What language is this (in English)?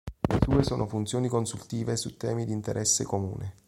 Italian